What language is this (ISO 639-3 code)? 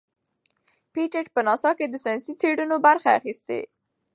pus